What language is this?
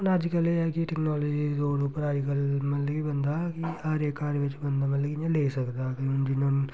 Dogri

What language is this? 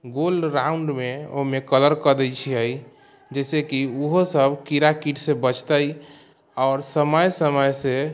Maithili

